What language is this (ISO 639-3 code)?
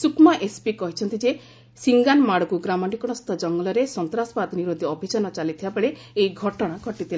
ori